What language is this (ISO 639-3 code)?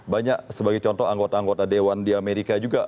ind